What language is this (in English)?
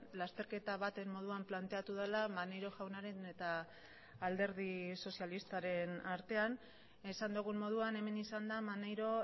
Basque